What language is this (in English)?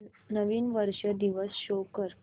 Marathi